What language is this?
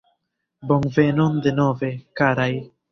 Esperanto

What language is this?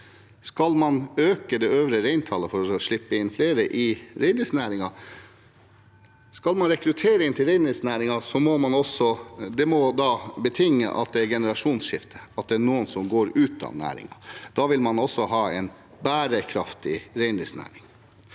Norwegian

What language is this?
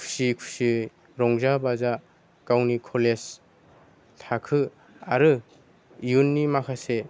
Bodo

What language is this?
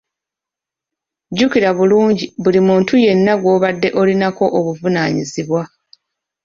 Ganda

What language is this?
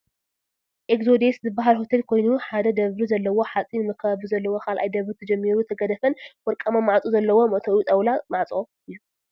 Tigrinya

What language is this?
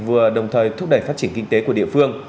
Vietnamese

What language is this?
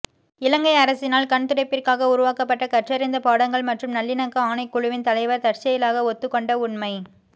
Tamil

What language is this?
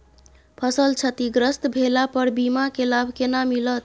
Maithili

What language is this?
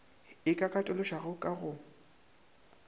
Northern Sotho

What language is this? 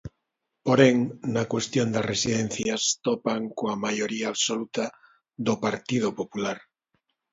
Galician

